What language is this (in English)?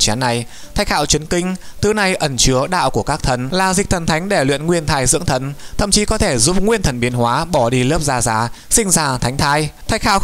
Vietnamese